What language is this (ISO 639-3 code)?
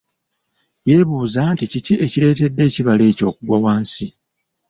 lug